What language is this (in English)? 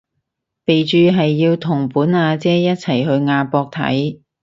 Cantonese